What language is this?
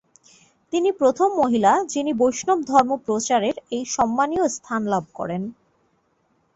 Bangla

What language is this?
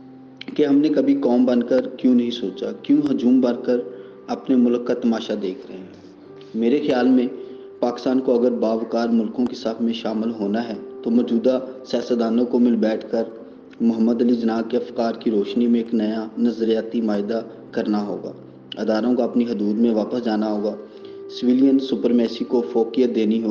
Urdu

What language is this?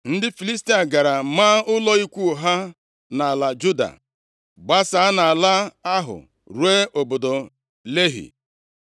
Igbo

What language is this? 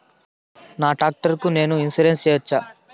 Telugu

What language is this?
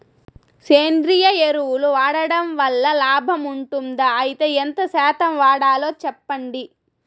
Telugu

